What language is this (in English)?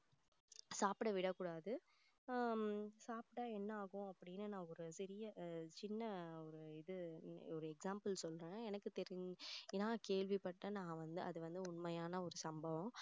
Tamil